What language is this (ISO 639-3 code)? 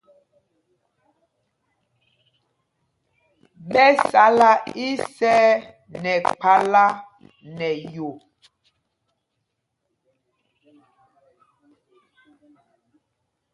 mgg